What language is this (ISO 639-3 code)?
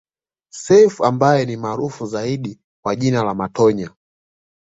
swa